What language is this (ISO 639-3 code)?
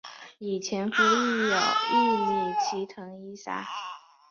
zho